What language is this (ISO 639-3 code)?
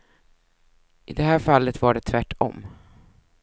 swe